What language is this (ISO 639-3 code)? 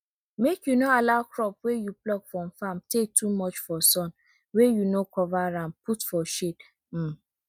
pcm